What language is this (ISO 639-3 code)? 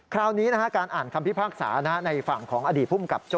tha